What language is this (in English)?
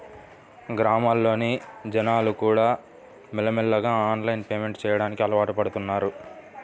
Telugu